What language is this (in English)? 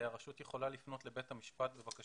Hebrew